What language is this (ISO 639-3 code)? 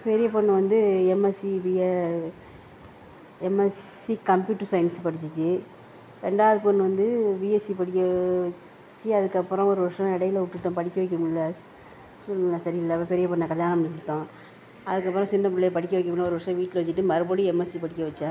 tam